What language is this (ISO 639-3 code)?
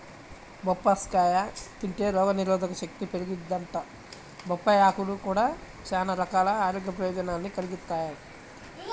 tel